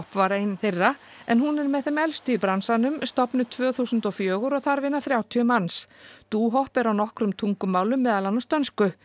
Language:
Icelandic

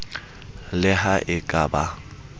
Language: Southern Sotho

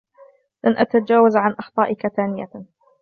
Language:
Arabic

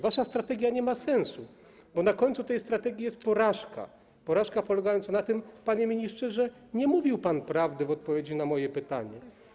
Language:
Polish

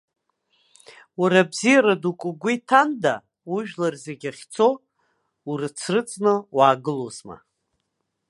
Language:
Abkhazian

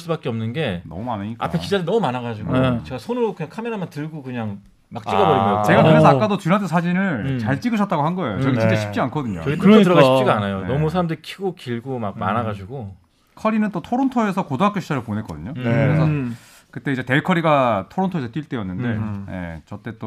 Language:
Korean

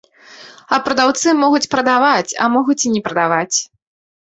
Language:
Belarusian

